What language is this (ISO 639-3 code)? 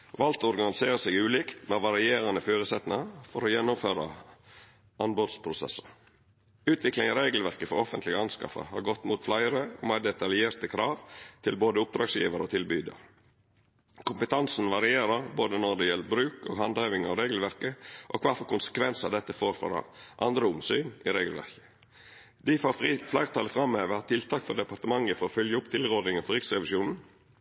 nno